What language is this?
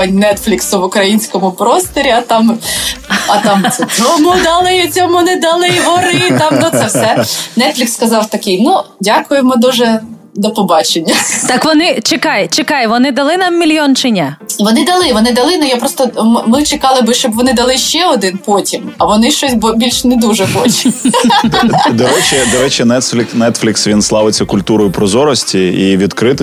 Ukrainian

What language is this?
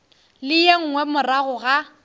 Northern Sotho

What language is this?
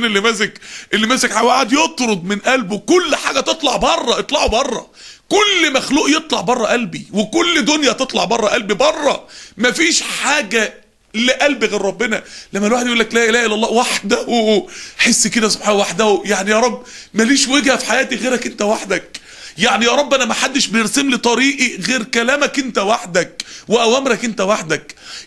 Arabic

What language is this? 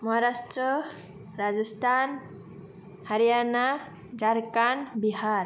Bodo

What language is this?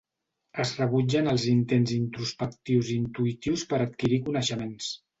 Catalan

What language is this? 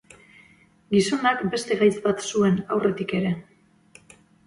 Basque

